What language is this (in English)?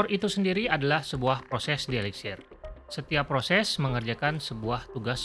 Indonesian